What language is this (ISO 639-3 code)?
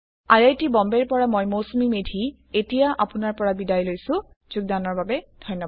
asm